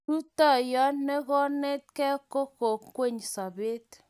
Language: Kalenjin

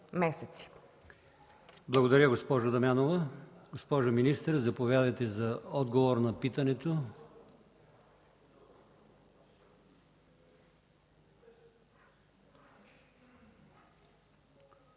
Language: Bulgarian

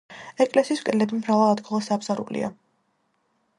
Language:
Georgian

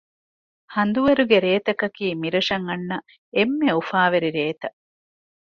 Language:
Divehi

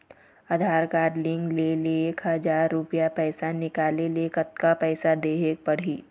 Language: Chhattisgarhi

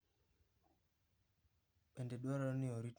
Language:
Luo (Kenya and Tanzania)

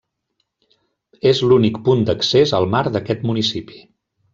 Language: Catalan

